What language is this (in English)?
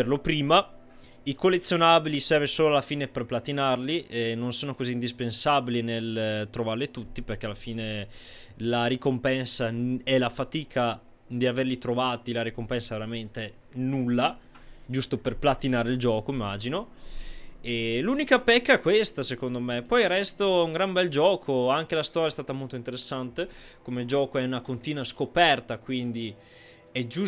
Italian